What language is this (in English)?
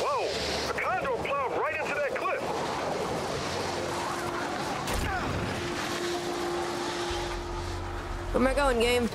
English